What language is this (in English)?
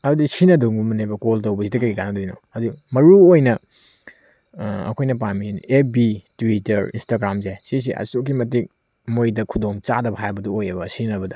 Manipuri